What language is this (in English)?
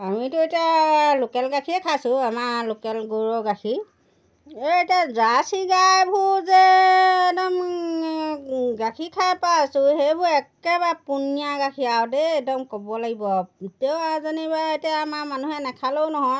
Assamese